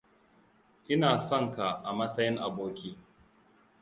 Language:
Hausa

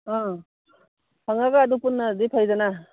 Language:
Manipuri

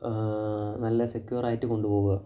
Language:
Malayalam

